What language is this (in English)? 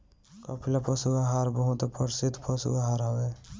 Bhojpuri